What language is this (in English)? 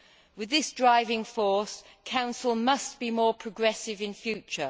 English